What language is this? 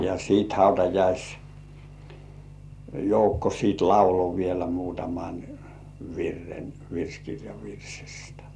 Finnish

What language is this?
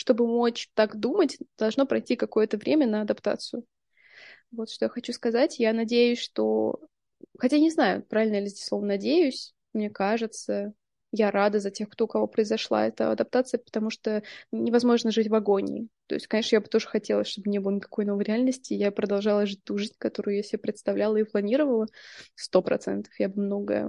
Russian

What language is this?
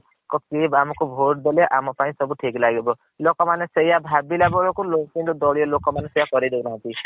Odia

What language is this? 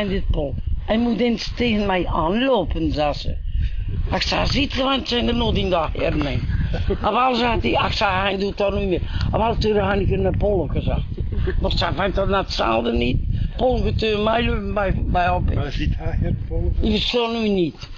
Dutch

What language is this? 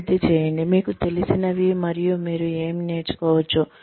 Telugu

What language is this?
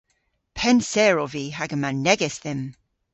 Cornish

